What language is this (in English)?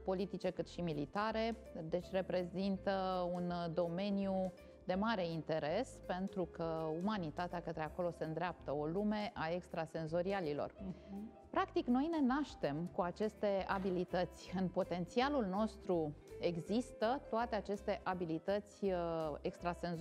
Romanian